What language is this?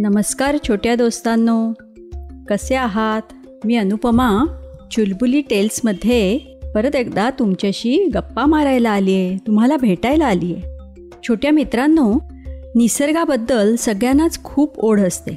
Marathi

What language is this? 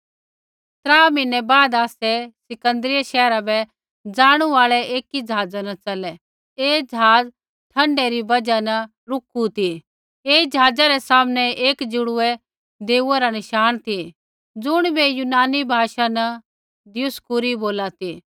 Kullu Pahari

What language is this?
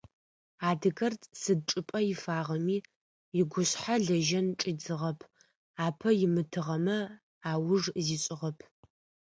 Adyghe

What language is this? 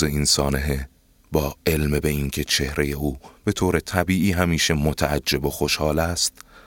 Persian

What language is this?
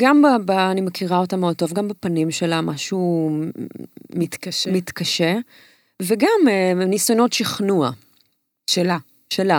Hebrew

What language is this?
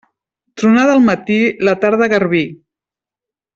Catalan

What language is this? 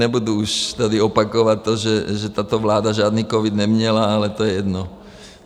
Czech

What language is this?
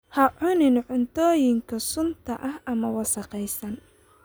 Somali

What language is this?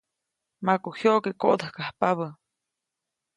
Copainalá Zoque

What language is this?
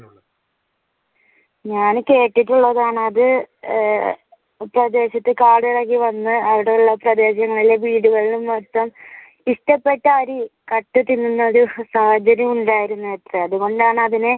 Malayalam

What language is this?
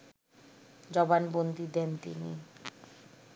Bangla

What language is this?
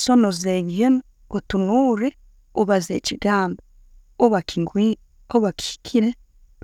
Tooro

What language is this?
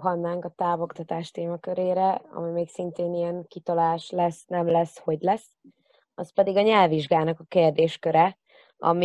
Hungarian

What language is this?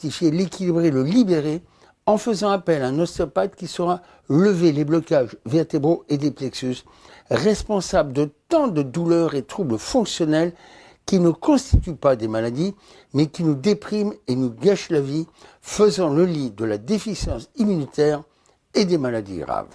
French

